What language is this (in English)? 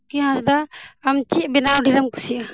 Santali